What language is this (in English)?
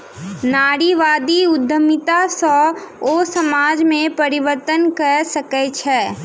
Maithili